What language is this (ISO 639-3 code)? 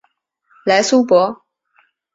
zho